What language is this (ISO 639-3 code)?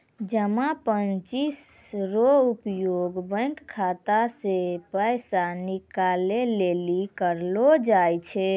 mai